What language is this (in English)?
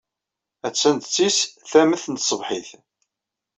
Kabyle